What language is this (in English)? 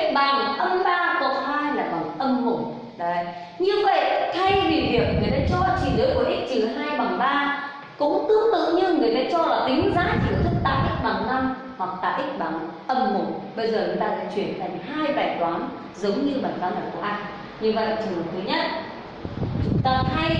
Vietnamese